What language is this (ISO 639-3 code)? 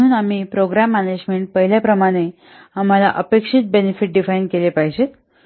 mar